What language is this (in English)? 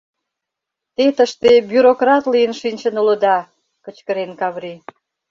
Mari